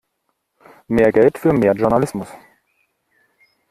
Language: German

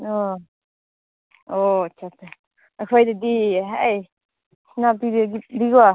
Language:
Manipuri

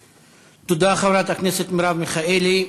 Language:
Hebrew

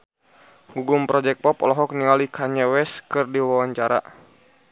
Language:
Sundanese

